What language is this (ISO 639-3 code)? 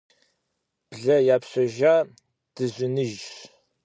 kbd